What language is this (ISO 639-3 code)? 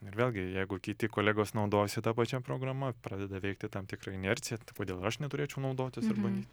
lit